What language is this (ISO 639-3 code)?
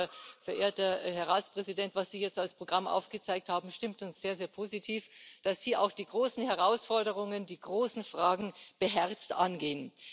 deu